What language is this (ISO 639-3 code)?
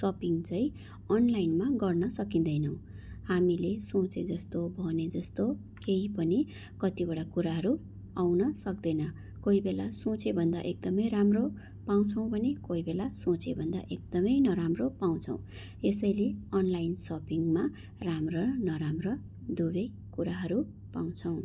nep